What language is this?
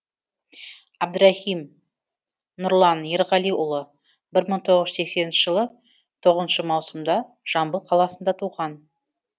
Kazakh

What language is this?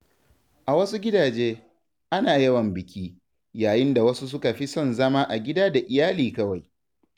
Hausa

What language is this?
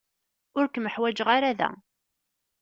Kabyle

